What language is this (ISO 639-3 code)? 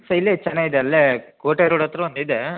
kan